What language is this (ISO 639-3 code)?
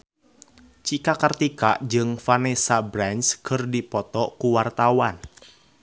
sun